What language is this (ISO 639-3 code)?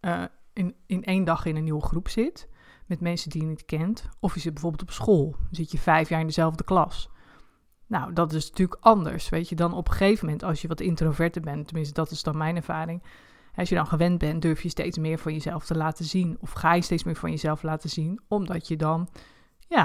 nld